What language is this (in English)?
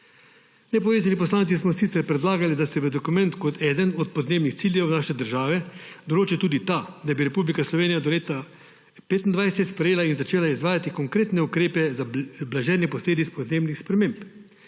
Slovenian